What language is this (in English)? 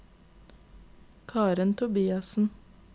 Norwegian